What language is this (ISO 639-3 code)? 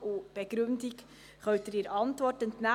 gsw